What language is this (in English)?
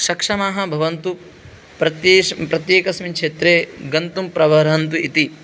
Sanskrit